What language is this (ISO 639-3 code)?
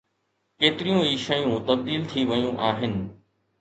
snd